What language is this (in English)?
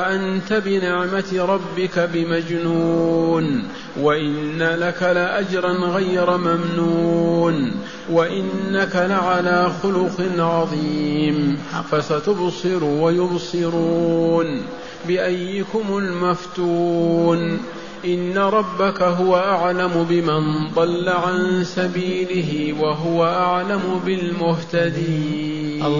Arabic